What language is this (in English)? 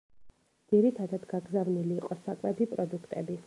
Georgian